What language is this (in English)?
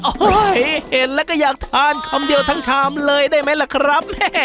Thai